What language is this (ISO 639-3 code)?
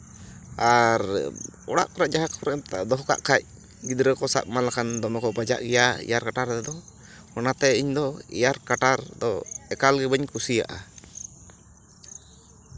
sat